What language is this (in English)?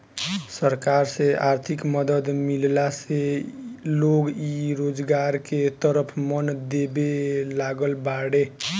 Bhojpuri